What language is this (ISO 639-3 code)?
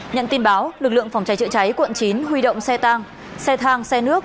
vie